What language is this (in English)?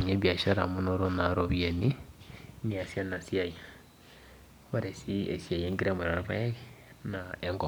Masai